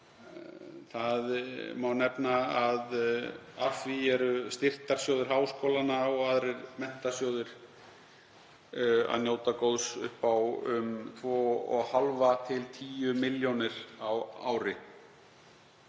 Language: Icelandic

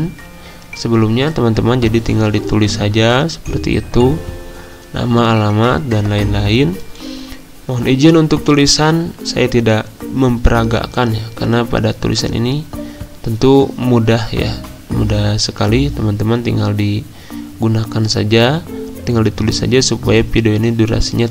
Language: Indonesian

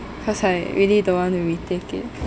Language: English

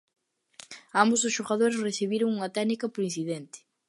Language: Galician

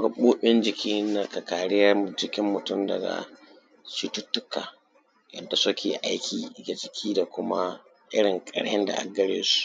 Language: Hausa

